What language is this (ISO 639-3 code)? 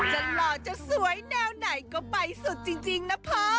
tha